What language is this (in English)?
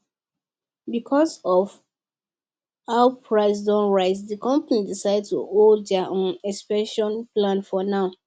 Nigerian Pidgin